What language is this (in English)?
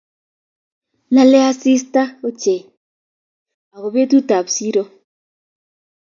Kalenjin